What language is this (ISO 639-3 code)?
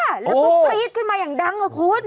tha